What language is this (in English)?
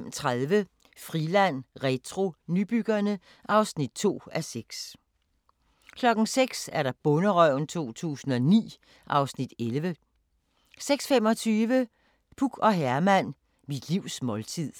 Danish